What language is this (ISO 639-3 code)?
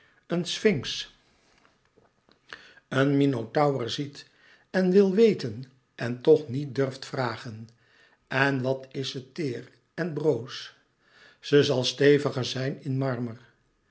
nld